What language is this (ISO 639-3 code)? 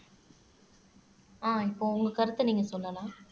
tam